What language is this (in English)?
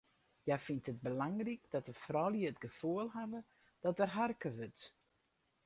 Western Frisian